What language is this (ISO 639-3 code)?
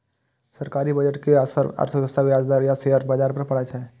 mai